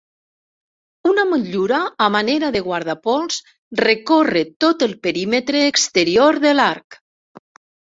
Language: Catalan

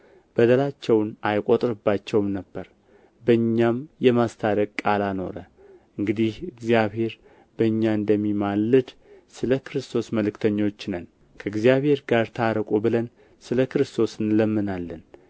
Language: Amharic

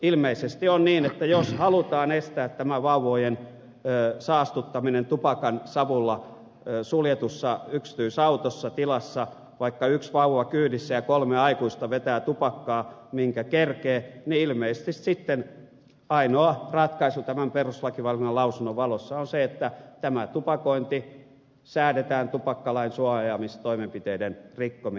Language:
Finnish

